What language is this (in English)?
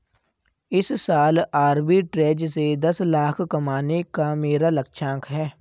Hindi